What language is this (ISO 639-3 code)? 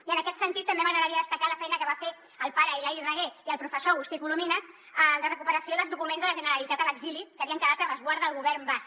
cat